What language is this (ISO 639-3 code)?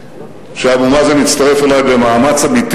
heb